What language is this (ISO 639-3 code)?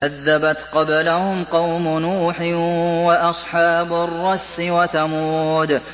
ara